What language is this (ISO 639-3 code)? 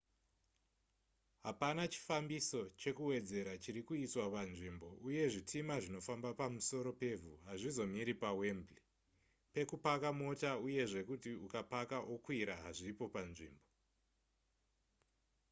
sna